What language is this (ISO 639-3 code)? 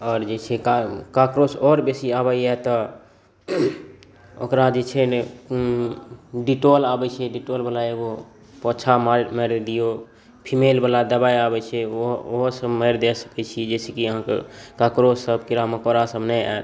mai